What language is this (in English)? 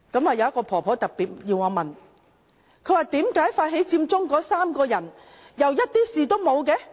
Cantonese